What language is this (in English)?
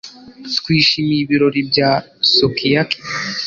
Kinyarwanda